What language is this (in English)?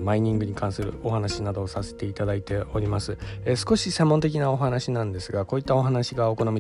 Japanese